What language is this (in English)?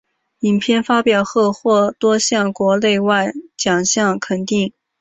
Chinese